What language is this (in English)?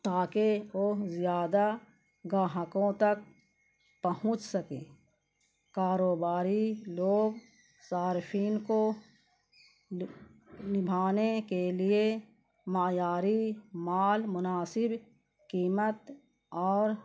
Urdu